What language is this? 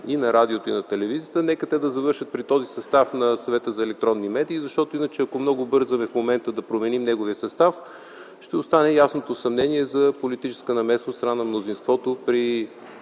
Bulgarian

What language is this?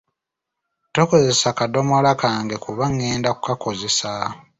Ganda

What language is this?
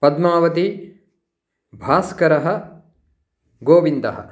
Sanskrit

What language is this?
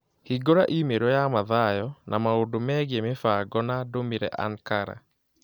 Kikuyu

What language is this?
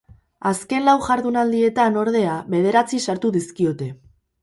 Basque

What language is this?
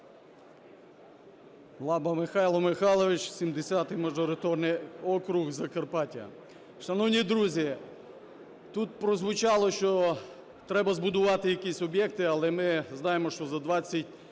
Ukrainian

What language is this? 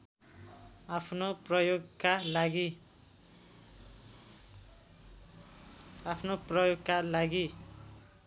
Nepali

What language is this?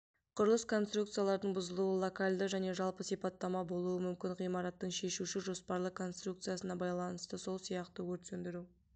Kazakh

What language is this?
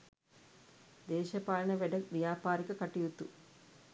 Sinhala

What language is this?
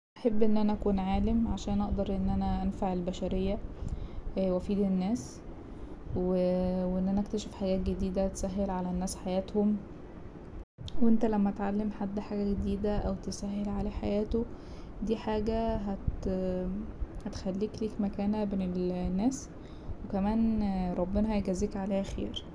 Egyptian Arabic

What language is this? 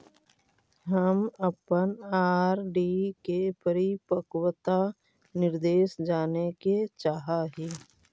Magahi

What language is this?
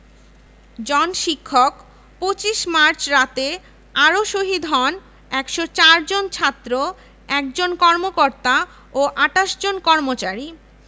Bangla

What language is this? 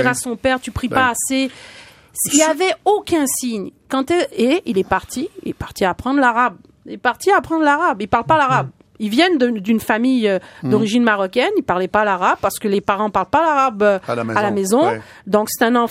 French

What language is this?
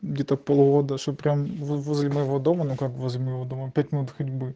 Russian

